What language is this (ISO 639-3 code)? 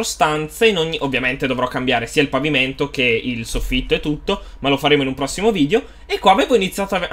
ita